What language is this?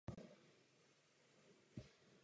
Czech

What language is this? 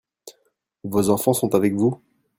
French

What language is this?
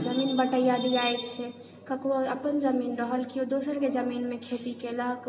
Maithili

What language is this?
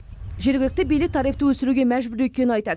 Kazakh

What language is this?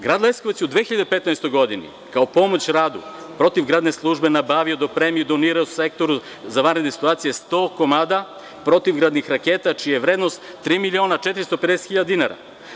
Serbian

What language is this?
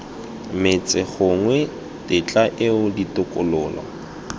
Tswana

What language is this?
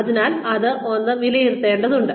Malayalam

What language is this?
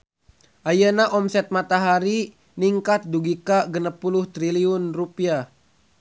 Sundanese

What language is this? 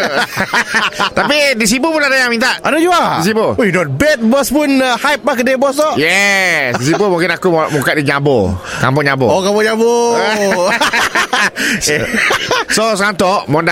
Malay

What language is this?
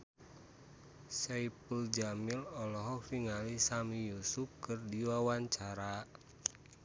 Sundanese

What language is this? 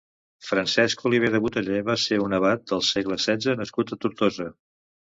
Catalan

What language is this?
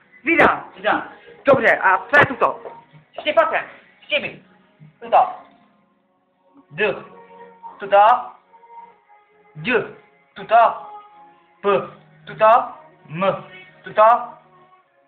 Czech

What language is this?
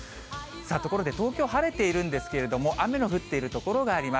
Japanese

